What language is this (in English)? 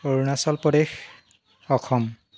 Assamese